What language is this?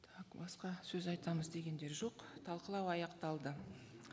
Kazakh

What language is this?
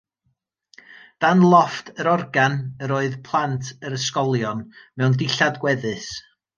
Welsh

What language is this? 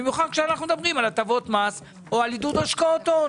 Hebrew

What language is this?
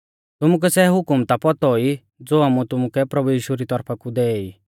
Mahasu Pahari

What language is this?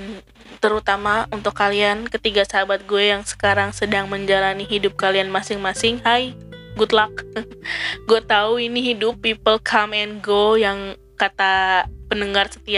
Indonesian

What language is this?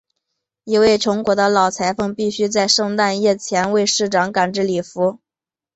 Chinese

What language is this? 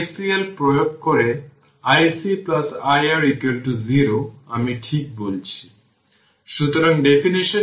Bangla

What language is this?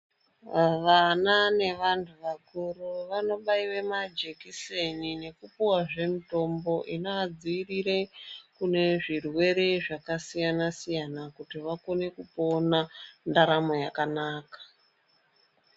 Ndau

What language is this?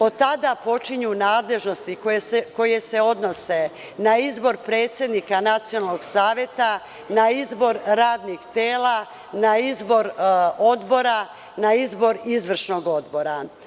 Serbian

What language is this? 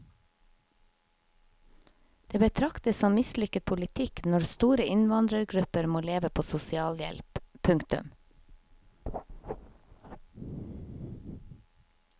Norwegian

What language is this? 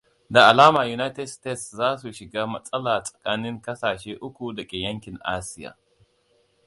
Hausa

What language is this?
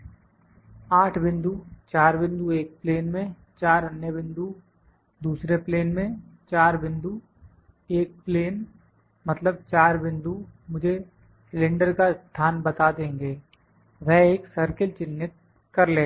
Hindi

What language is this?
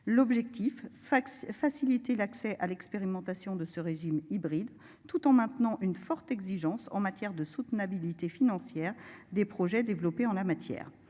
French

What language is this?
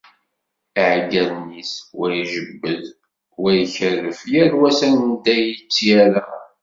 Kabyle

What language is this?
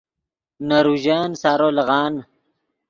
Yidgha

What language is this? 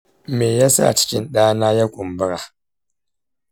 Hausa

